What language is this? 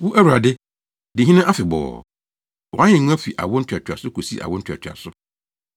Akan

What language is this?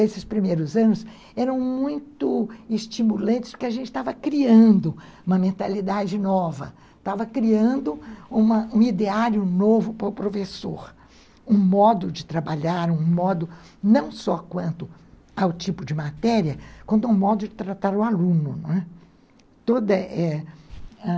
Portuguese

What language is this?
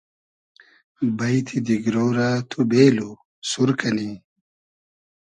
Hazaragi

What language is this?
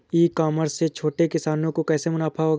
Hindi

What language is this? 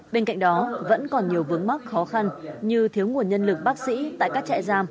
Vietnamese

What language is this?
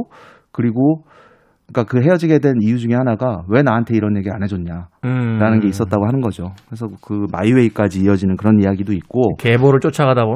Korean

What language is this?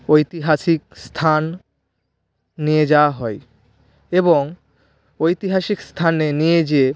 Bangla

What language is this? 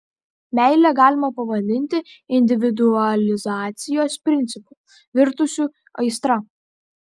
Lithuanian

